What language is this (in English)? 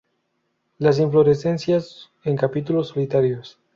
Spanish